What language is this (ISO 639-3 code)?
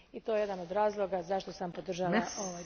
hrv